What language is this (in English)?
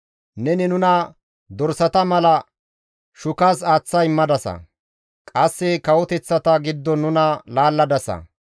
Gamo